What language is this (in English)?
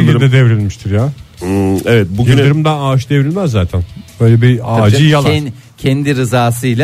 Turkish